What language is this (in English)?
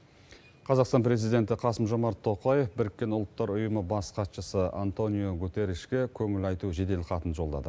Kazakh